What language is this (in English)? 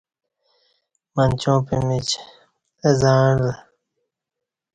Kati